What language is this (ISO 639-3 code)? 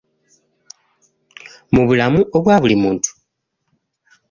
lug